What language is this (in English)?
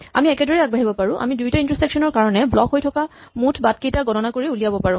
Assamese